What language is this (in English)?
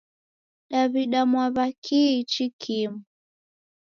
Taita